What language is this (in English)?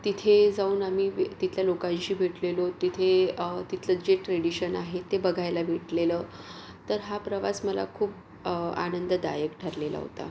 Marathi